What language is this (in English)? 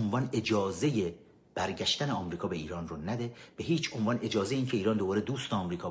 Persian